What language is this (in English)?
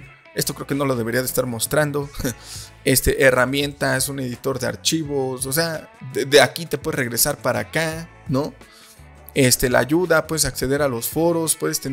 Spanish